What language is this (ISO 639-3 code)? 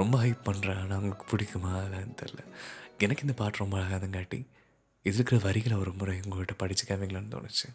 tam